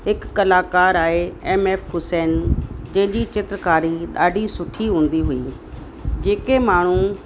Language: Sindhi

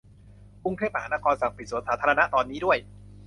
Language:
Thai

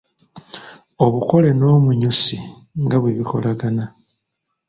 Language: Ganda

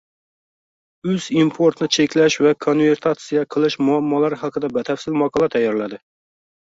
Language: Uzbek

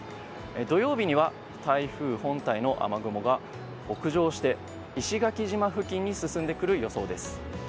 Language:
Japanese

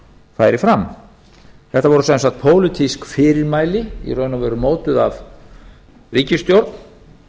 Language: Icelandic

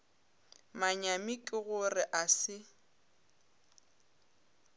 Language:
Northern Sotho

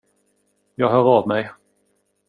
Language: Swedish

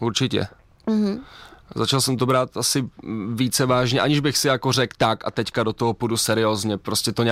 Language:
Czech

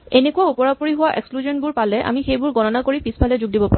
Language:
Assamese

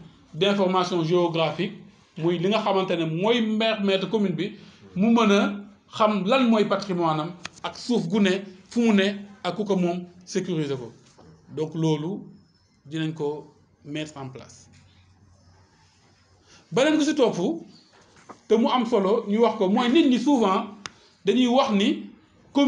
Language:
French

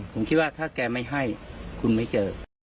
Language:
Thai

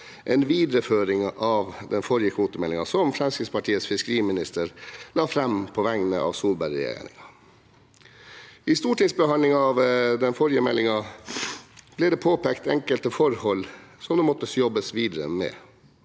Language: Norwegian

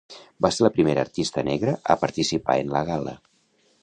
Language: Catalan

